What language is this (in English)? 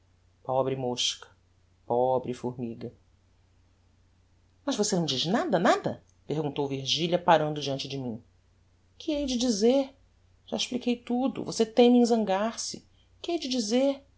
Portuguese